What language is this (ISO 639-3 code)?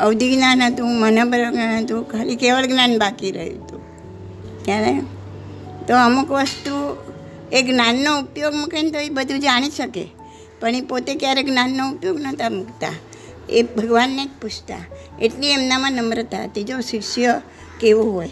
guj